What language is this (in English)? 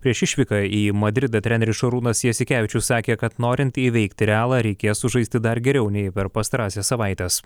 Lithuanian